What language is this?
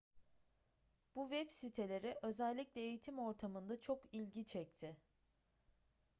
Turkish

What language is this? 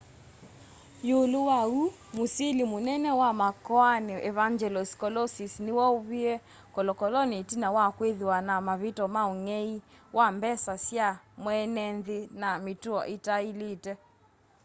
Kamba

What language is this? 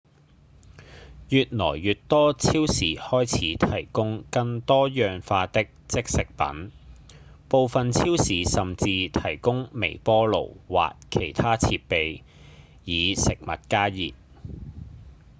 Cantonese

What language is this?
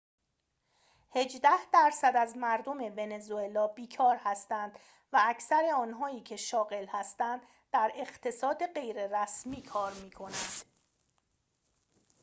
Persian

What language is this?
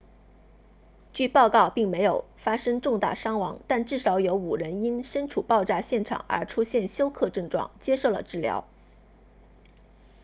Chinese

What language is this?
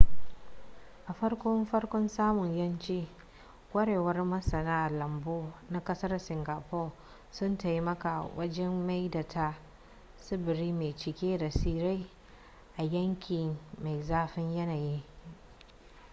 Hausa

